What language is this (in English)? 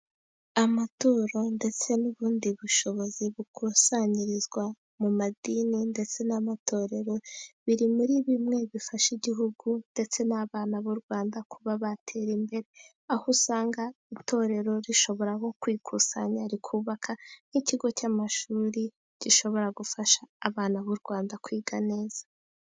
Kinyarwanda